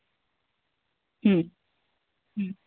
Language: Santali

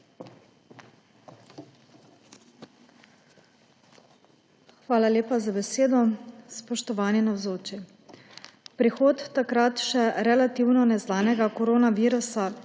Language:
Slovenian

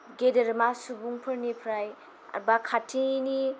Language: Bodo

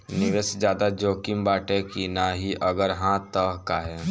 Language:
Bhojpuri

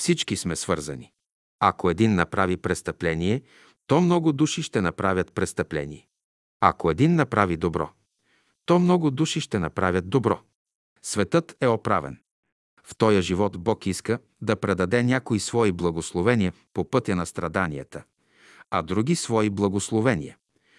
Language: Bulgarian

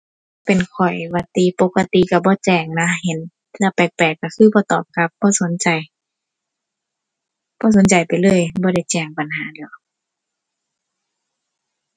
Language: Thai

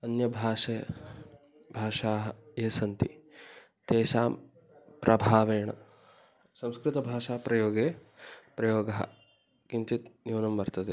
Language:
Sanskrit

